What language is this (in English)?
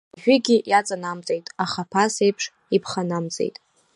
Abkhazian